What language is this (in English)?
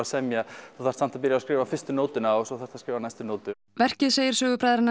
Icelandic